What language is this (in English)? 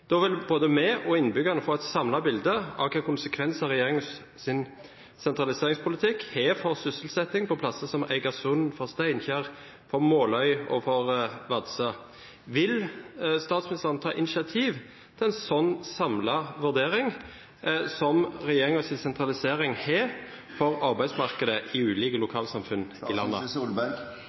Norwegian Bokmål